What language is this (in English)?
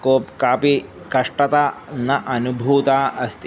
Sanskrit